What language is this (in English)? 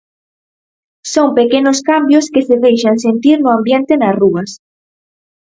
Galician